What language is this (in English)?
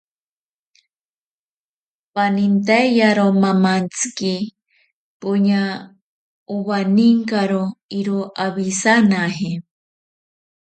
Ashéninka Perené